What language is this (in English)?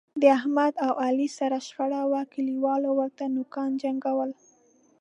Pashto